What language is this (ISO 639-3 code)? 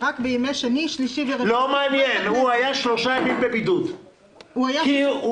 heb